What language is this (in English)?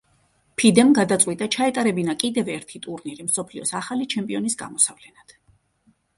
Georgian